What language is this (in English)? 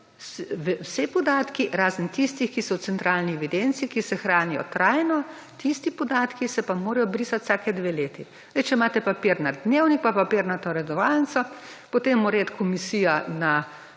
Slovenian